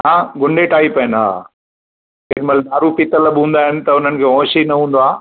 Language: Sindhi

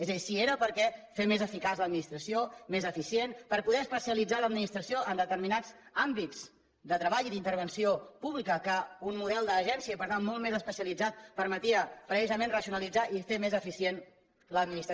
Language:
Catalan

